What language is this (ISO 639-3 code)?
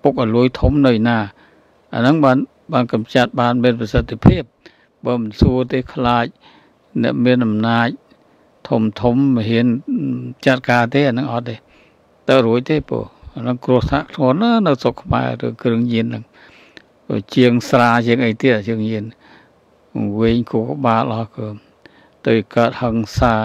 tha